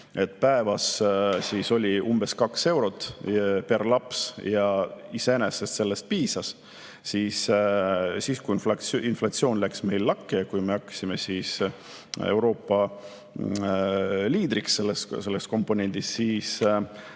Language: Estonian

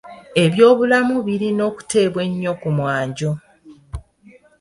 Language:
Ganda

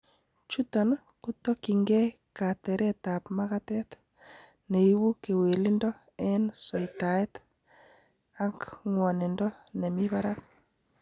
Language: Kalenjin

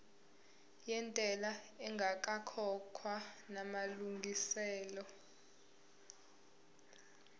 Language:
Zulu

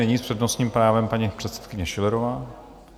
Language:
Czech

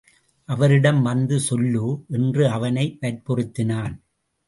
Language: Tamil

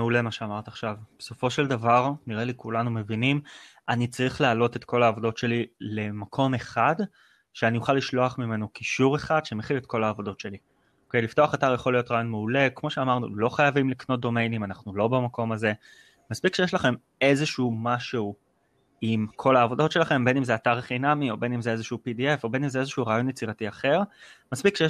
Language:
Hebrew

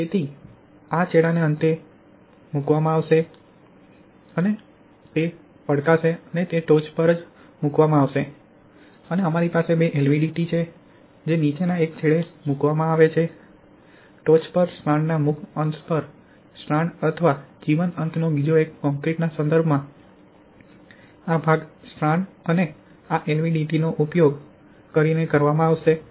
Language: Gujarati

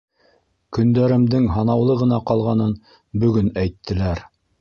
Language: Bashkir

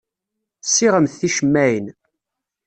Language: Kabyle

